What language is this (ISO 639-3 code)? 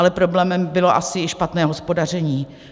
ces